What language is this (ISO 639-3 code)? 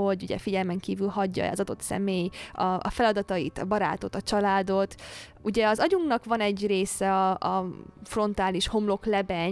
hun